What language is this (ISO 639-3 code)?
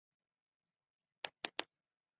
zho